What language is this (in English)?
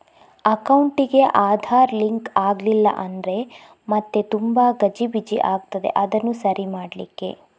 Kannada